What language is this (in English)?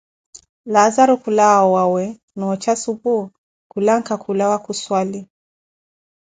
Koti